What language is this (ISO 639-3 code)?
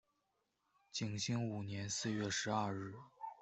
zho